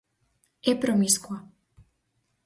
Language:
Galician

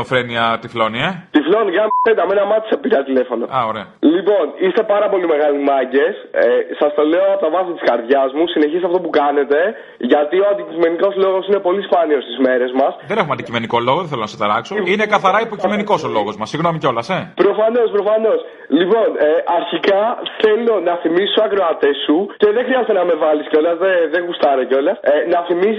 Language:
Greek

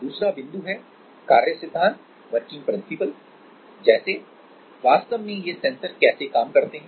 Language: Hindi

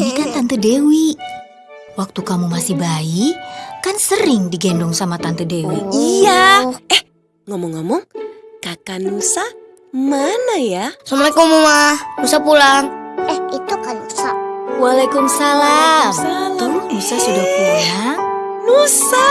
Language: Indonesian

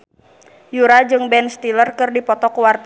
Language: Sundanese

